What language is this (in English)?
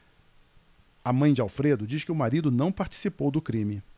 Portuguese